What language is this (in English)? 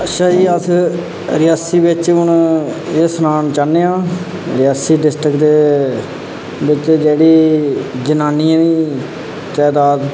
Dogri